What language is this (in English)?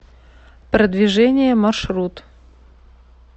Russian